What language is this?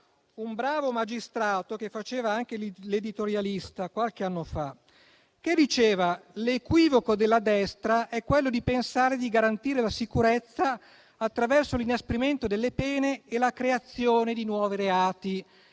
Italian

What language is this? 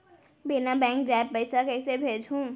Chhattisgarhi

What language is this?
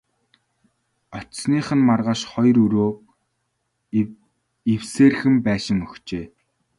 Mongolian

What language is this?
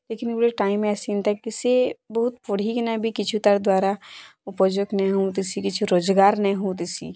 Odia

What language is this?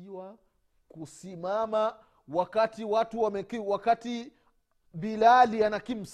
Swahili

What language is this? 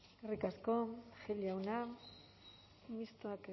Basque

